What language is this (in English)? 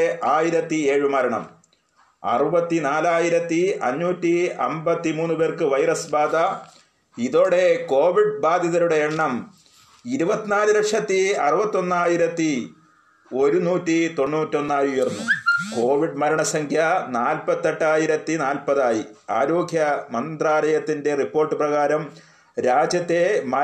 Malayalam